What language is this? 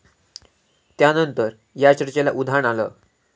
Marathi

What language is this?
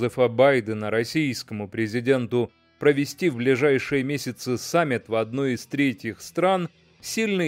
Russian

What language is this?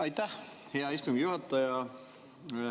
Estonian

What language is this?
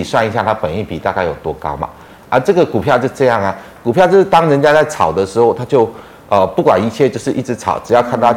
Chinese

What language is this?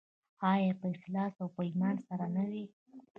Pashto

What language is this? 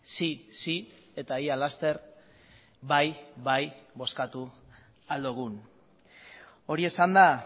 Basque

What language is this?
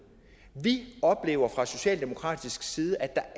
Danish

